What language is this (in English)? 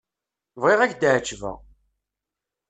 Kabyle